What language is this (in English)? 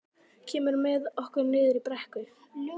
Icelandic